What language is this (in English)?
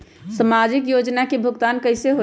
Magahi